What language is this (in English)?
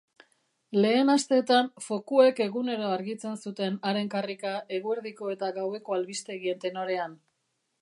Basque